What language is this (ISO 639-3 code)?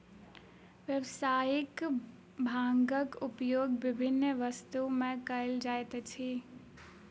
mai